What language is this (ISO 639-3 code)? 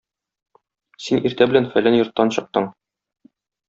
tat